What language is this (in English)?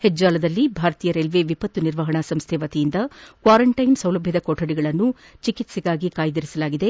Kannada